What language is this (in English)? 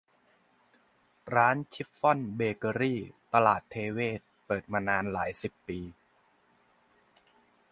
Thai